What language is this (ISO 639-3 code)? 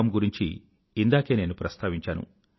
tel